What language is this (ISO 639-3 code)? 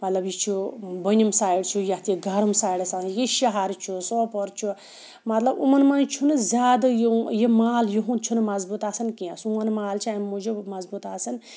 kas